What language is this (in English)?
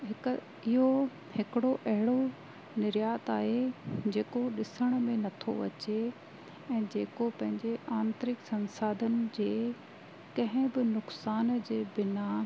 Sindhi